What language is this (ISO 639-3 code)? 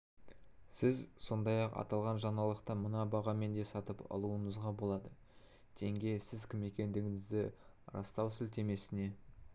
kaz